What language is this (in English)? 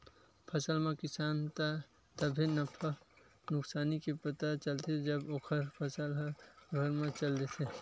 Chhattisgarhi